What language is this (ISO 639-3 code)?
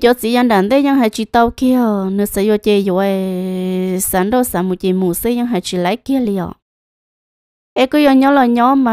vie